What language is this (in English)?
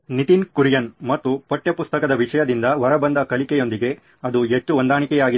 Kannada